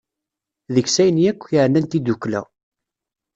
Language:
Kabyle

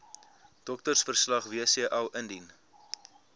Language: Afrikaans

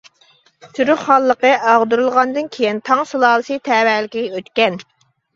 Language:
Uyghur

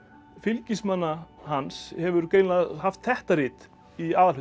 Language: Icelandic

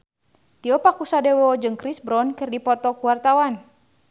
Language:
Sundanese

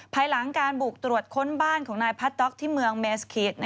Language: Thai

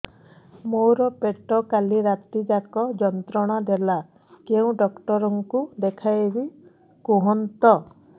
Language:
Odia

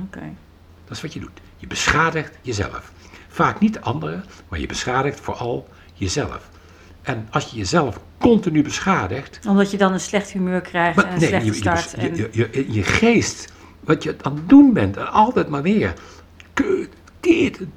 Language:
Dutch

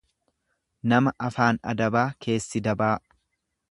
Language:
Oromo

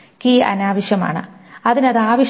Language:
Malayalam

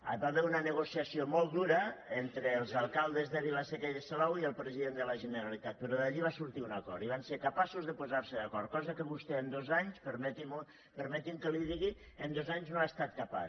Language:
Catalan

